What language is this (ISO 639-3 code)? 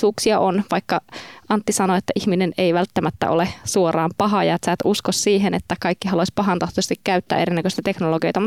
fin